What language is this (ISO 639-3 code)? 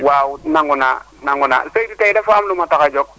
wol